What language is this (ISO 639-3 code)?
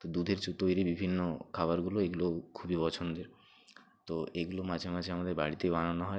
ben